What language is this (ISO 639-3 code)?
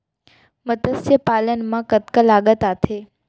hne